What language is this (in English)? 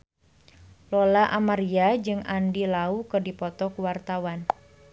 Sundanese